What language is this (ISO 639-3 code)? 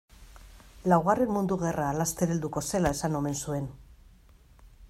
eus